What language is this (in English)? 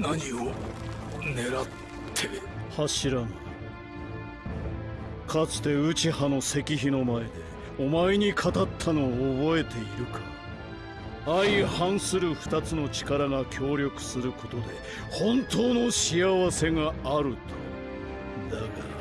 Japanese